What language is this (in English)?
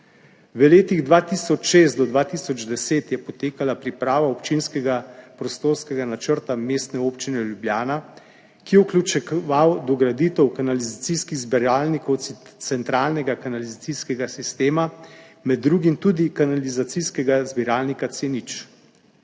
Slovenian